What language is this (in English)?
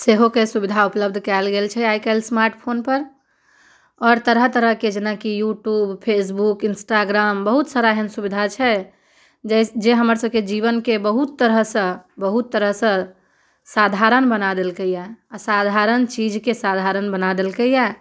Maithili